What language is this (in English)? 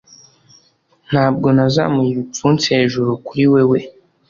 Kinyarwanda